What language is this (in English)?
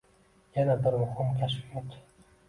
Uzbek